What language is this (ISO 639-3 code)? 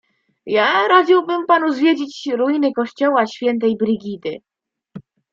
pol